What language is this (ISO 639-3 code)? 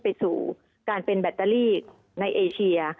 tha